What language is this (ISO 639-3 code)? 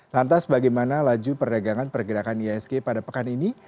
ind